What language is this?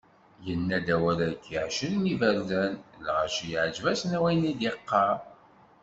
Kabyle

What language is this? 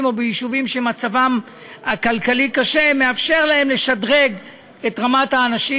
Hebrew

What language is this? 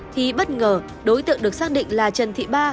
Vietnamese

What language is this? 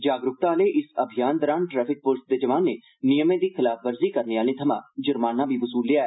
Dogri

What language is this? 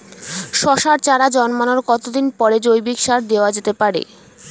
Bangla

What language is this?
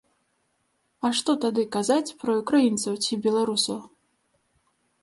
Belarusian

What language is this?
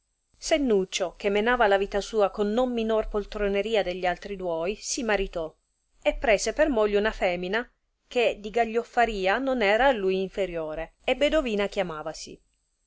Italian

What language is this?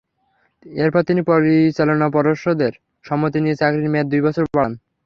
Bangla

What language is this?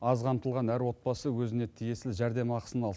Kazakh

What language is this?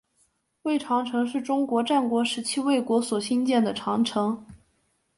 Chinese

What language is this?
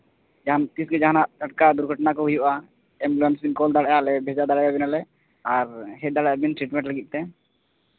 Santali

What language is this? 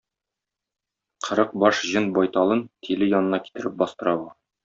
Tatar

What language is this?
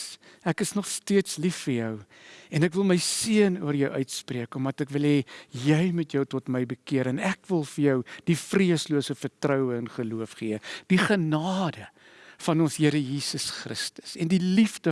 Dutch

